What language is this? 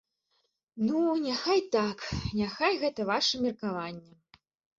Belarusian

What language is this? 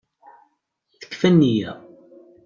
Kabyle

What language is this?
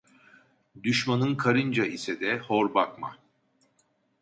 Turkish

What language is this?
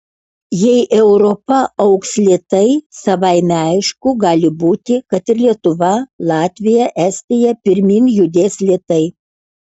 Lithuanian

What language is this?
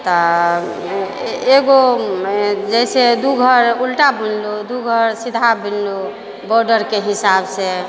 Maithili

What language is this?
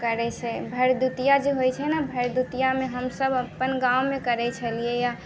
Maithili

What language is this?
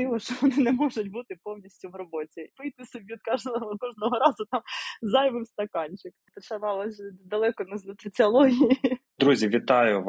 Ukrainian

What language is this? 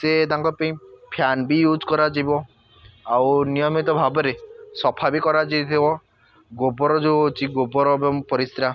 Odia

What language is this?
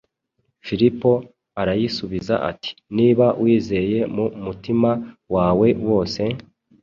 Kinyarwanda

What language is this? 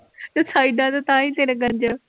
Punjabi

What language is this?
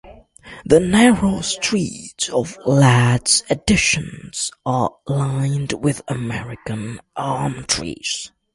English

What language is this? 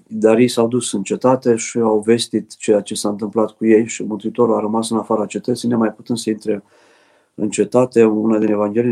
Romanian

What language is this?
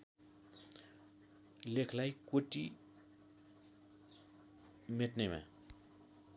Nepali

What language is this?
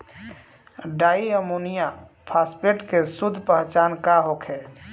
Bhojpuri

